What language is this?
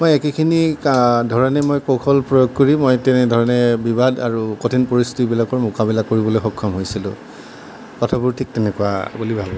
Assamese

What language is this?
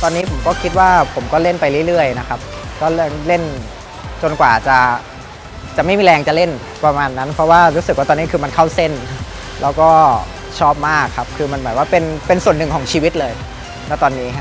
Thai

